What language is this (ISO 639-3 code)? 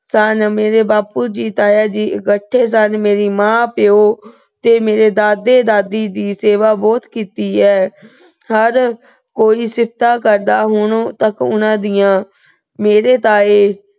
pan